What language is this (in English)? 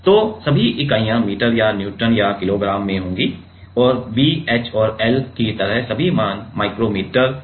Hindi